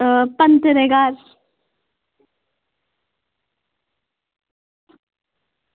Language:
Dogri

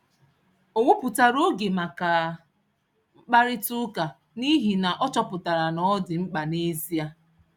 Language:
Igbo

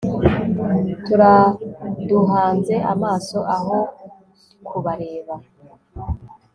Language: Kinyarwanda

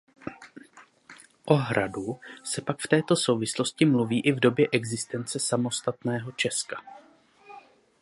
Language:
Czech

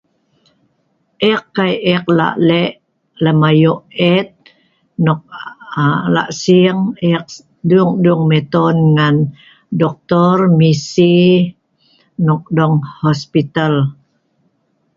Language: Sa'ban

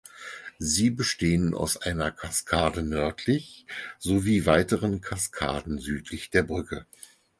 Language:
German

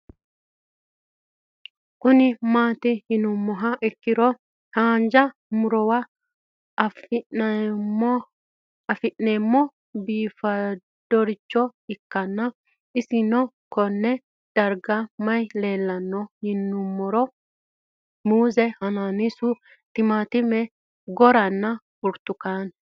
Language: Sidamo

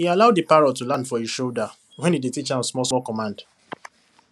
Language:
Nigerian Pidgin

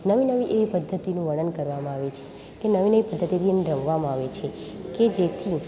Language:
Gujarati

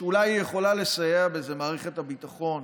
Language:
Hebrew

